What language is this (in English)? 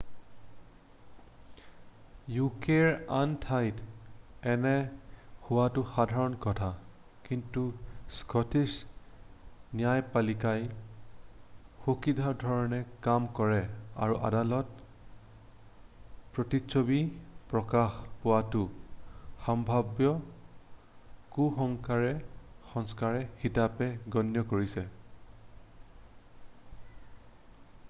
Assamese